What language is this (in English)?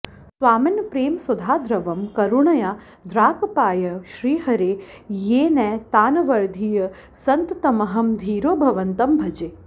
Sanskrit